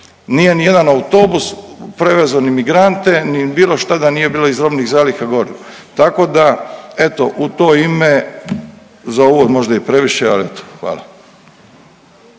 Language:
Croatian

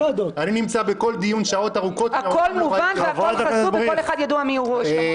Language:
Hebrew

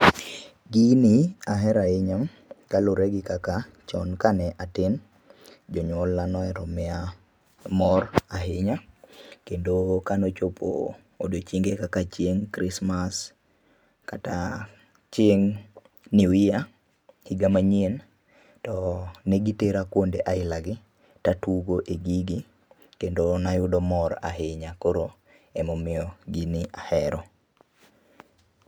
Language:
Luo (Kenya and Tanzania)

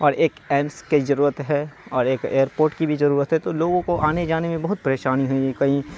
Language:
Urdu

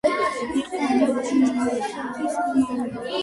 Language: Georgian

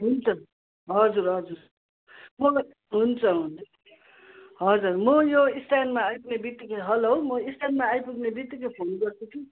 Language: Nepali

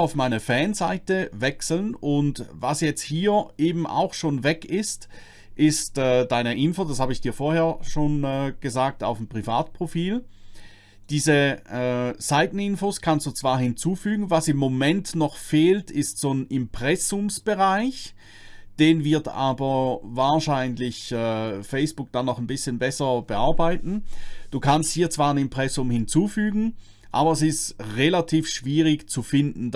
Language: German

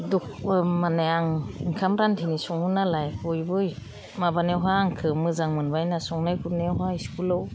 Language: Bodo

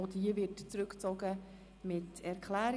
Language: Swiss German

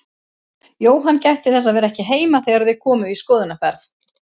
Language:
Icelandic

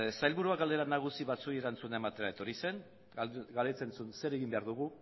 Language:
Basque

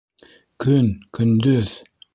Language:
Bashkir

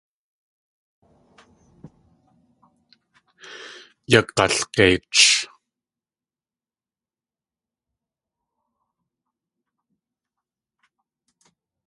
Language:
Tlingit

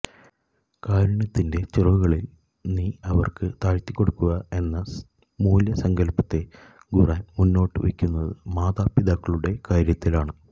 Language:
Malayalam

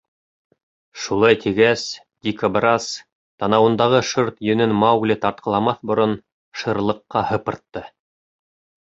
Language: Bashkir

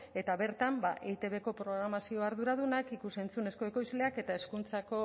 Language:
Basque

